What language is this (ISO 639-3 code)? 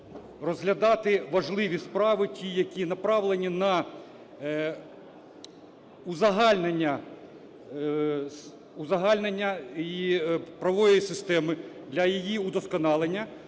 ukr